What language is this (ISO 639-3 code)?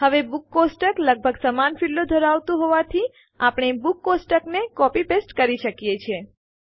guj